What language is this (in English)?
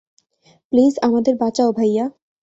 Bangla